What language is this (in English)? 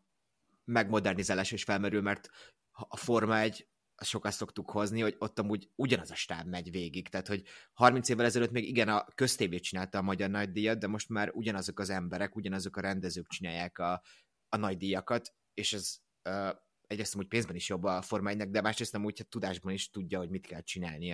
Hungarian